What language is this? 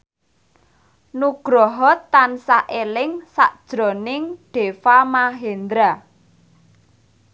Javanese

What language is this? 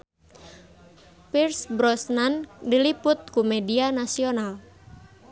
Sundanese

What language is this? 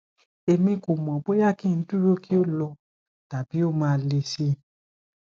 Yoruba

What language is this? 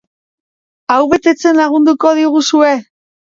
Basque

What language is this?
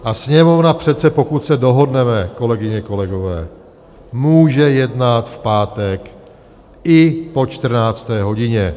Czech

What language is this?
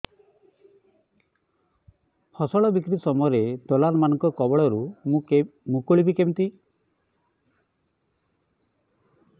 Odia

